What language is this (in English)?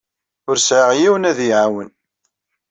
Kabyle